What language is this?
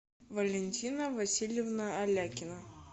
Russian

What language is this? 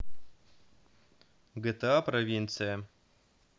Russian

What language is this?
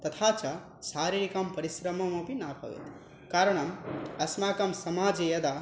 Sanskrit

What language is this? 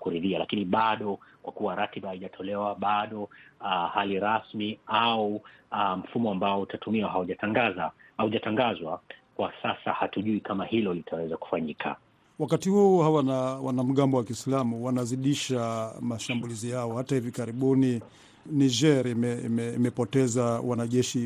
Swahili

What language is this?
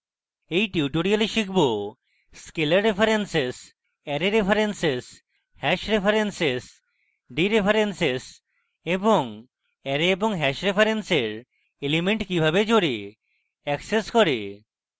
Bangla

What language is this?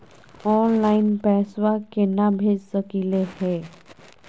Magahi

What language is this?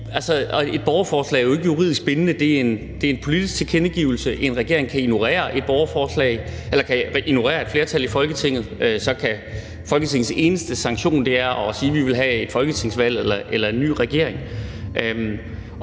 Danish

